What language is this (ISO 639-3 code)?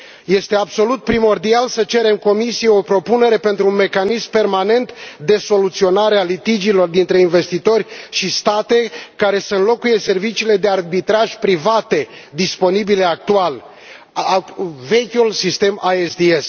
ron